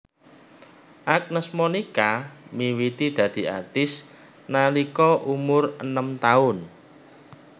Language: Javanese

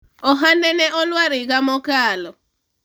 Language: Luo (Kenya and Tanzania)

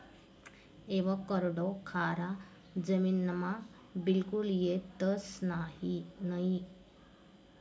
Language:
Marathi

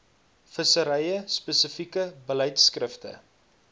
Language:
Afrikaans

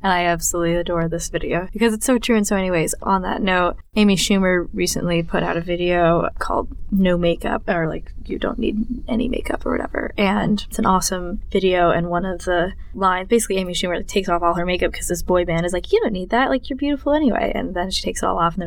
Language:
English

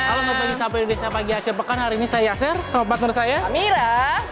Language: Indonesian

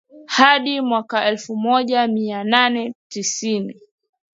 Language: Swahili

